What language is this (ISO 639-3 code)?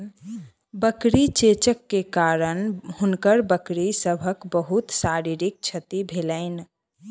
mai